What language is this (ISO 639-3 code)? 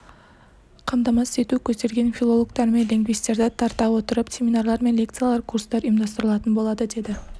kaz